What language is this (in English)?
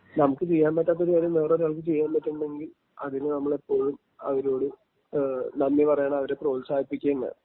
Malayalam